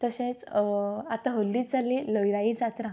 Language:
Konkani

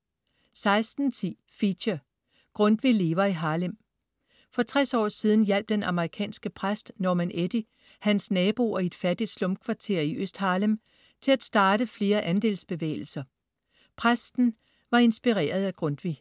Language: Danish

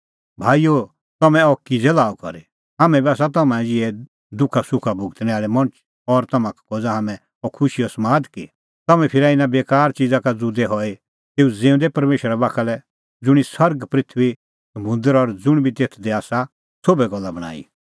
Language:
Kullu Pahari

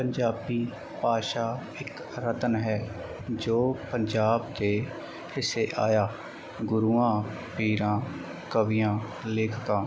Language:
Punjabi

